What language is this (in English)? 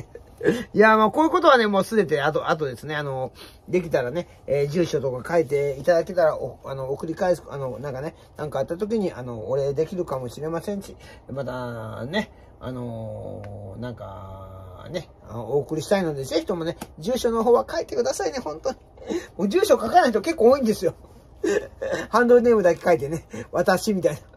Japanese